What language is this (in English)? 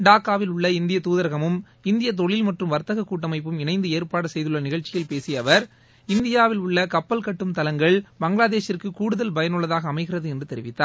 Tamil